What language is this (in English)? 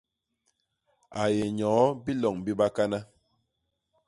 Basaa